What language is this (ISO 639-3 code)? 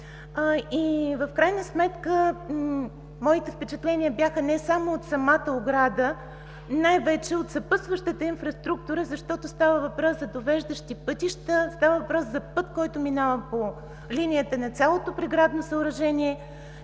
bul